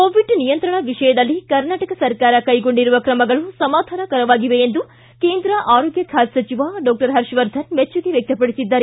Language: Kannada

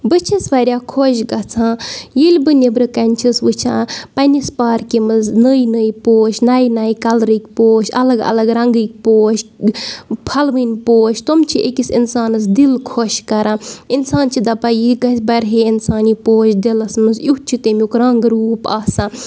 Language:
Kashmiri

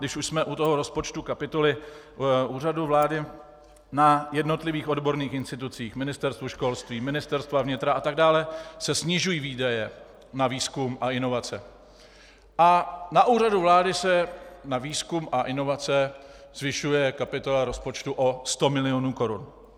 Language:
Czech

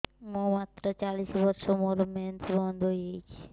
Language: Odia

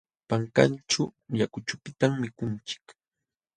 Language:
Jauja Wanca Quechua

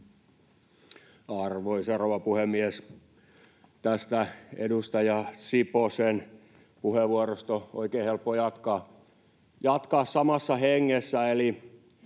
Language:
Finnish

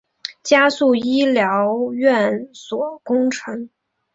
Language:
Chinese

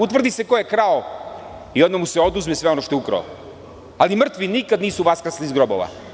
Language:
Serbian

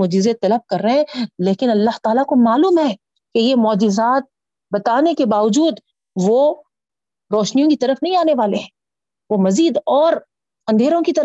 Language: Urdu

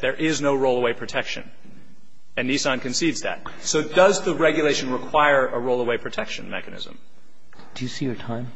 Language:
English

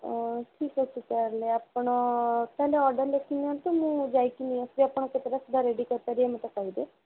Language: Odia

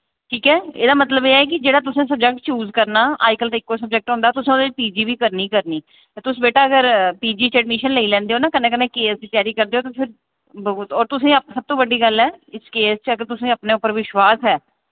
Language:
Dogri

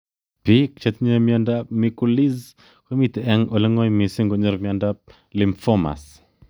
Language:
Kalenjin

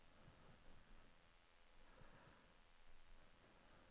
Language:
Norwegian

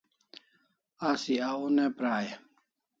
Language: Kalasha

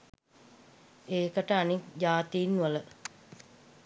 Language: Sinhala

